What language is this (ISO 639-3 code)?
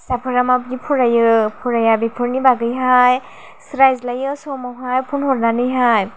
brx